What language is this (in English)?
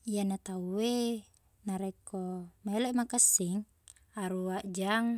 Buginese